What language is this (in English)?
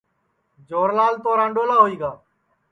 Sansi